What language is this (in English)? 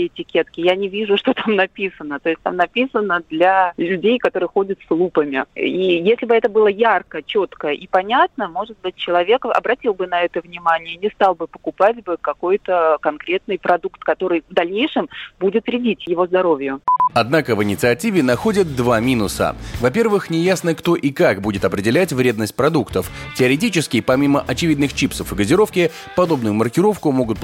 Russian